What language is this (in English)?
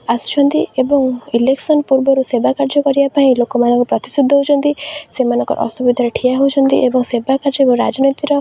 Odia